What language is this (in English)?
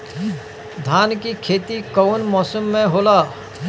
Bhojpuri